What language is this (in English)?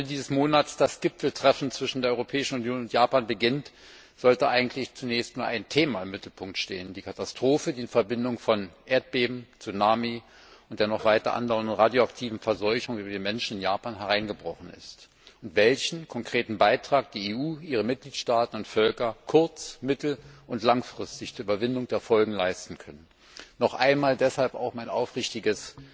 German